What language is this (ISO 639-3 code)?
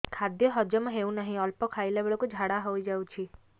ori